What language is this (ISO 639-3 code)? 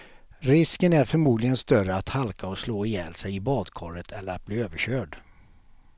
swe